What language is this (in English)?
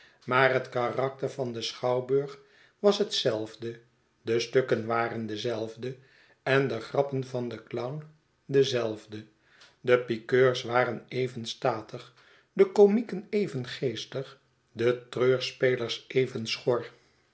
Dutch